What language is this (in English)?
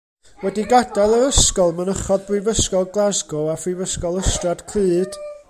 Welsh